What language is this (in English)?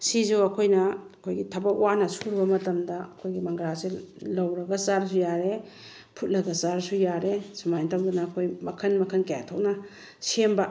Manipuri